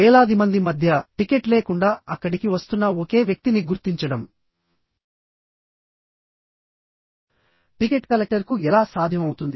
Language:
Telugu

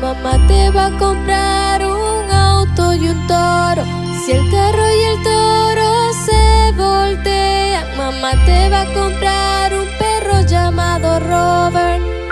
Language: Spanish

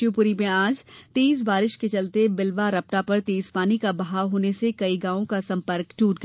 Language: Hindi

